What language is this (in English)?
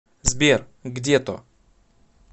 Russian